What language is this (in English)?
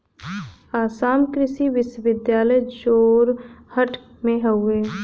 Bhojpuri